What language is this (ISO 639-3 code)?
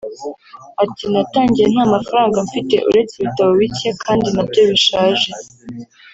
kin